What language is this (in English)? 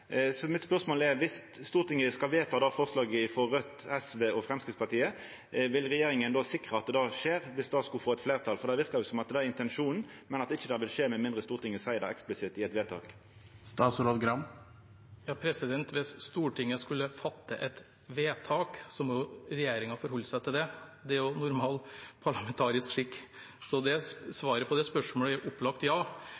Norwegian